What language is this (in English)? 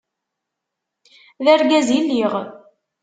Kabyle